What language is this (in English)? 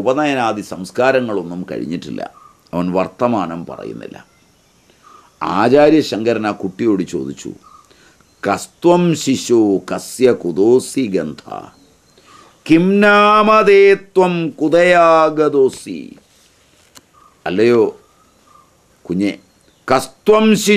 Hindi